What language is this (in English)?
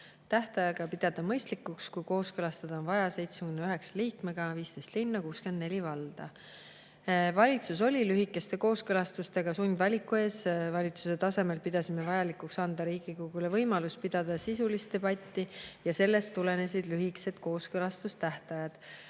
Estonian